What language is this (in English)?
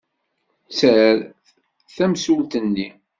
Kabyle